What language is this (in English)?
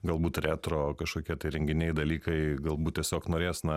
Lithuanian